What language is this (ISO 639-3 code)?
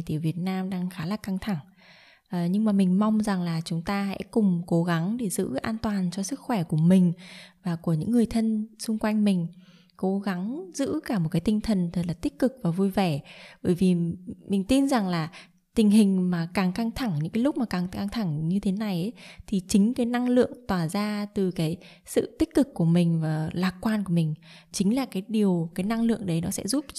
vie